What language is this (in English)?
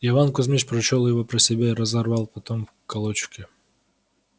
Russian